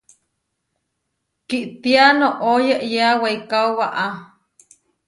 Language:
Huarijio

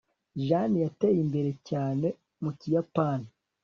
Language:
Kinyarwanda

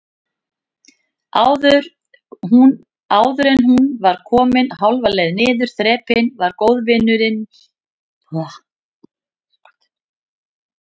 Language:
Icelandic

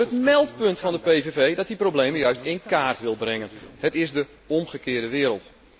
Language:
Dutch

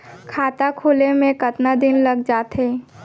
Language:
Chhattisgarhi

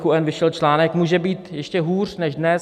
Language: Czech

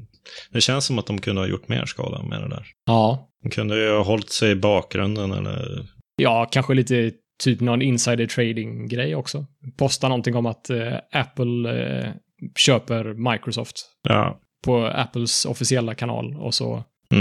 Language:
Swedish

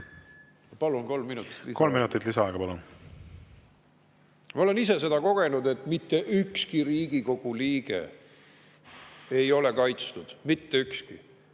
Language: Estonian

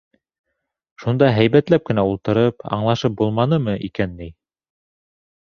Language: Bashkir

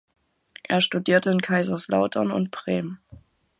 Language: German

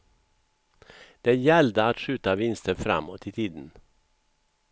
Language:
Swedish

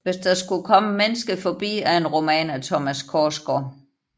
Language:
Danish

